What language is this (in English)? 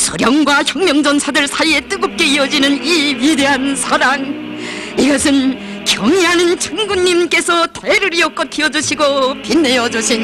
Korean